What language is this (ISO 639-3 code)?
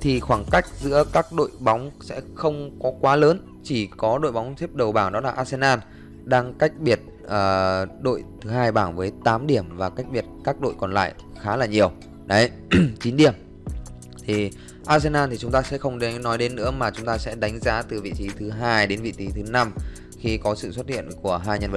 vie